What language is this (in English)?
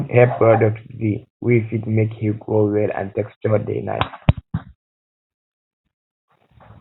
Nigerian Pidgin